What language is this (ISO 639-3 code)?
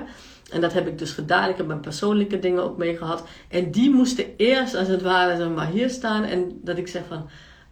nld